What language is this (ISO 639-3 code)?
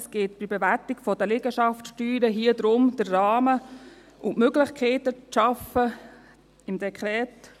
gsw